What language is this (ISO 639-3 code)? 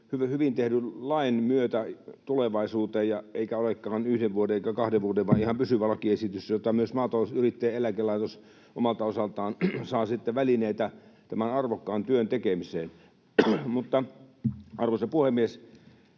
fin